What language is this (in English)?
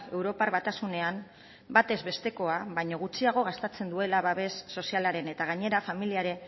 Basque